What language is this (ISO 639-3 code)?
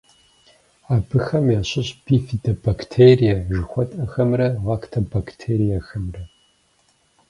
kbd